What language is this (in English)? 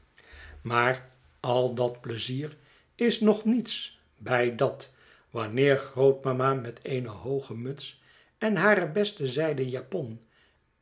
Dutch